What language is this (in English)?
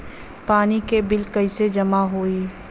Bhojpuri